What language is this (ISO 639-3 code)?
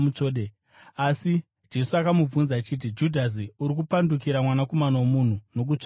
sna